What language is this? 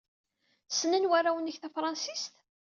Kabyle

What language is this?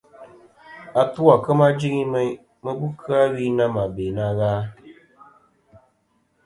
Kom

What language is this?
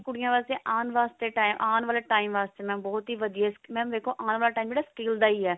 Punjabi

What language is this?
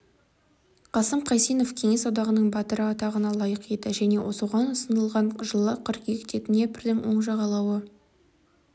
Kazakh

